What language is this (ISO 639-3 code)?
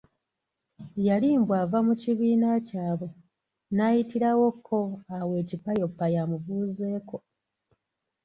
lug